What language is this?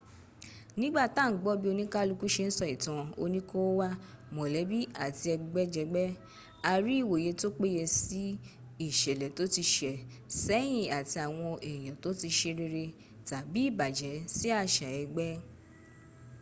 Yoruba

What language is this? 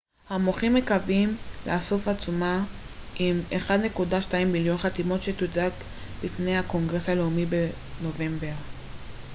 Hebrew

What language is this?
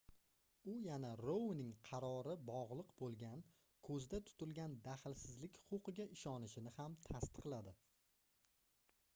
Uzbek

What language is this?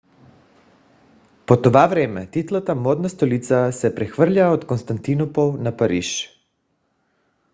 Bulgarian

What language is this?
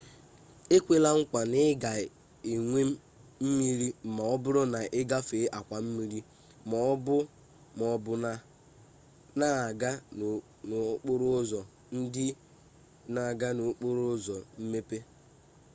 Igbo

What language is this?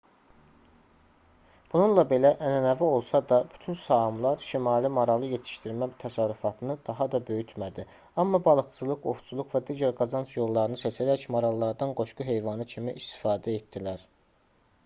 Azerbaijani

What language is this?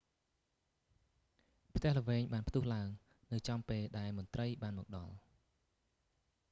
Khmer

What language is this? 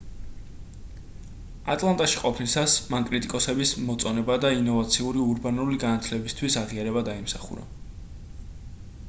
Georgian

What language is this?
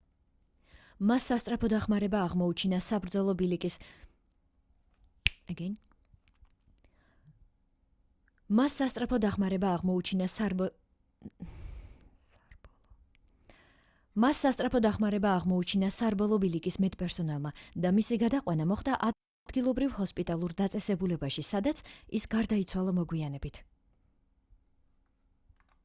Georgian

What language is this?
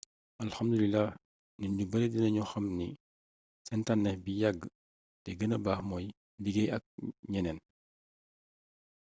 Wolof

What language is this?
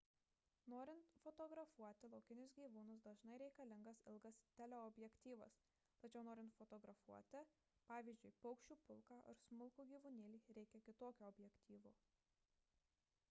Lithuanian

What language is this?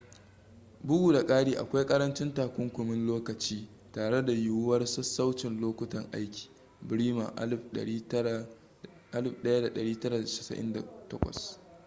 Hausa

